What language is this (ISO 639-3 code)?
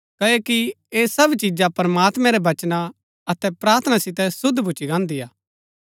gbk